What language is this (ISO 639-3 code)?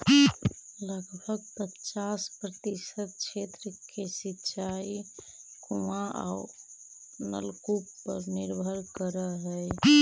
mag